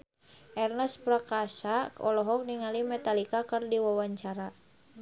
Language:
Sundanese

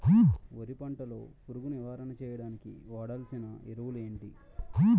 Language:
Telugu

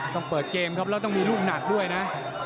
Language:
Thai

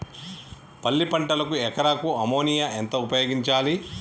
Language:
Telugu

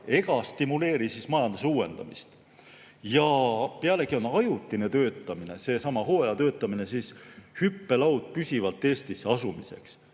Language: Estonian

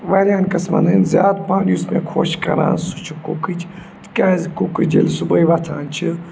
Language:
Kashmiri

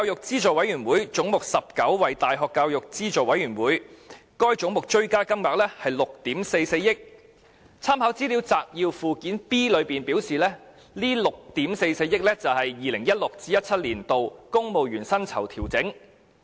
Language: Cantonese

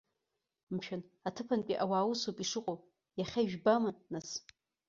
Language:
Abkhazian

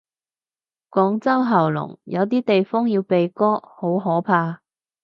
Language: Cantonese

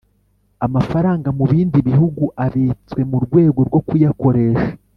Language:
Kinyarwanda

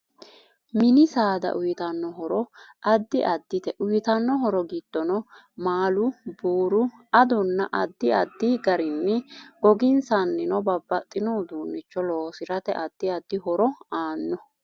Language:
Sidamo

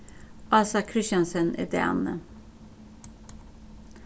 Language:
Faroese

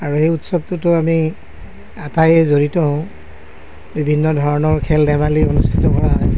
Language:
Assamese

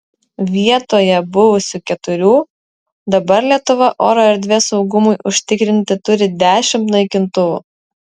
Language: Lithuanian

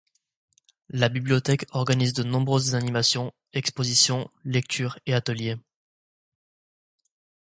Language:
French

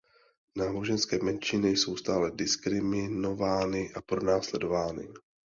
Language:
Czech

